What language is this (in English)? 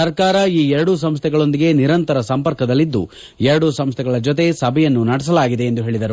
Kannada